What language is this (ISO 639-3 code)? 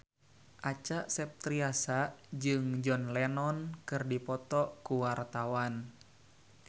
sun